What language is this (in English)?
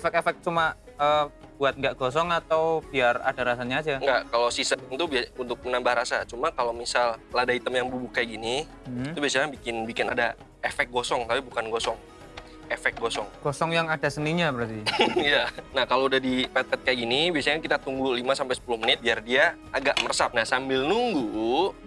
Indonesian